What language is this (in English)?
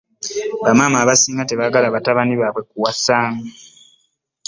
Ganda